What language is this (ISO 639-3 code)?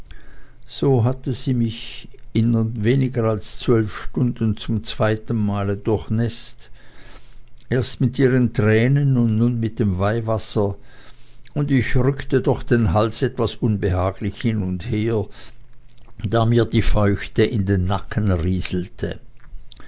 deu